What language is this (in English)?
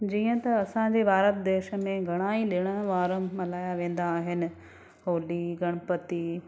Sindhi